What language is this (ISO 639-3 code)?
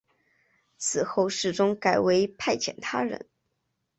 zho